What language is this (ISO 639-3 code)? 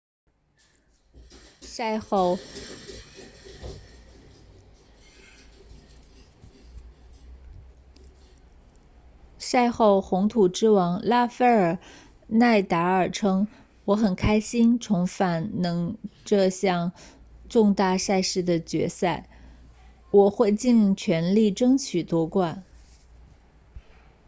zho